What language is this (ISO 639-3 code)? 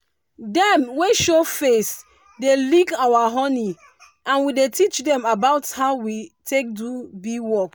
pcm